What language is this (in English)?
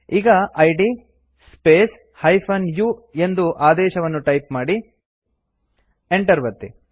Kannada